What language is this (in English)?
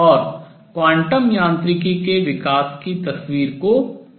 Hindi